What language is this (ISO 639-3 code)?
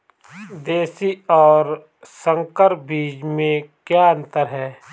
hin